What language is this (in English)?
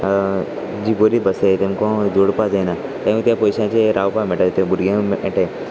Konkani